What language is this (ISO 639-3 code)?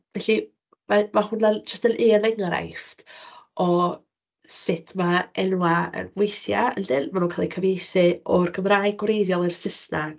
cym